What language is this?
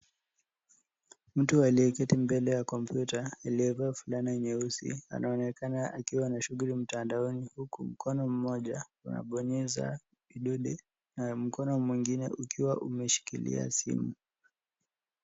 Swahili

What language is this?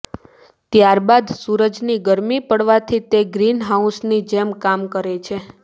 Gujarati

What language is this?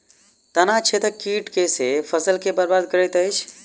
Maithili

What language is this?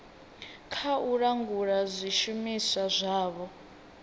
Venda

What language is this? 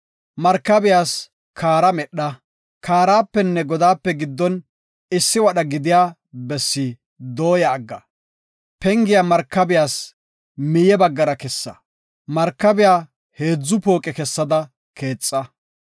Gofa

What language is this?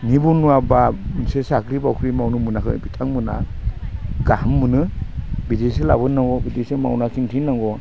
Bodo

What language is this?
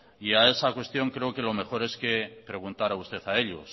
Spanish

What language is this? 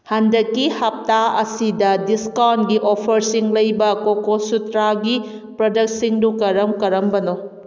Manipuri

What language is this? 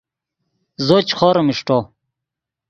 Yidgha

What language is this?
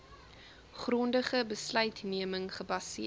Afrikaans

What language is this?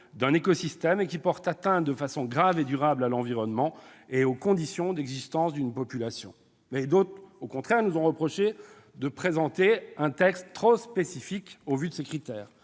French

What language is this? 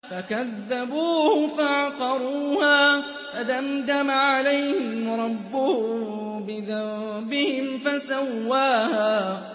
Arabic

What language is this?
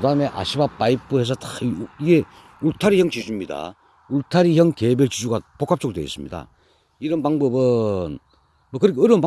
Korean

